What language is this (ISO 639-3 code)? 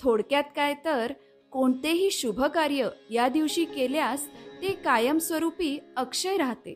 mar